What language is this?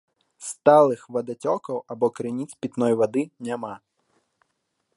Belarusian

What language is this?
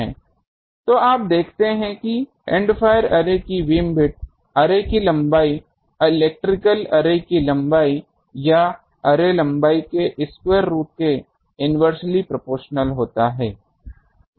Hindi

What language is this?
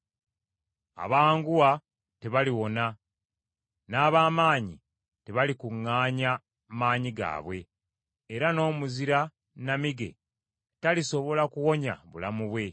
Ganda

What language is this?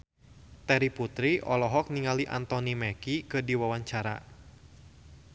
Sundanese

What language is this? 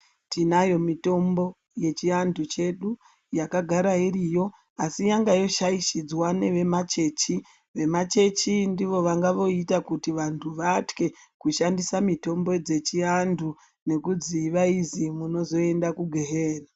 Ndau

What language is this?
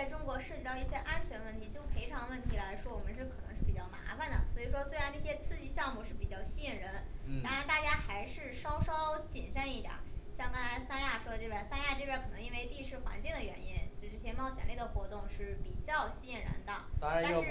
Chinese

